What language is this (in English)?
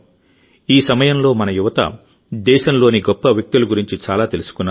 Telugu